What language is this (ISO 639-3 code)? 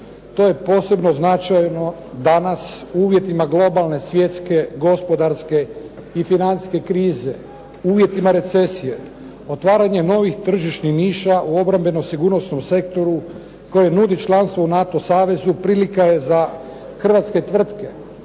hrv